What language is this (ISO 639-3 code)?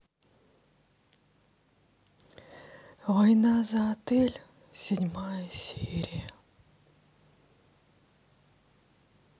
rus